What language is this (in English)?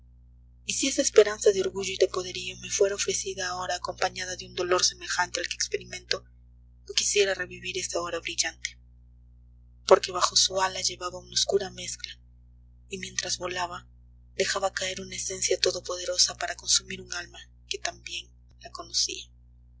Spanish